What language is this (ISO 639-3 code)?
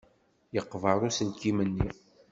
kab